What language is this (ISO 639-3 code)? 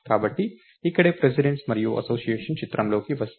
tel